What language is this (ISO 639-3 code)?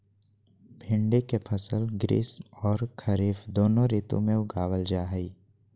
mag